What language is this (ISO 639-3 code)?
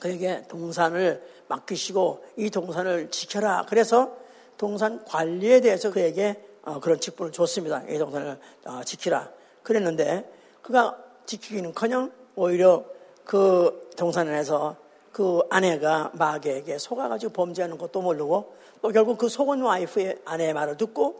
kor